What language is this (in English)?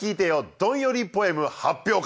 Japanese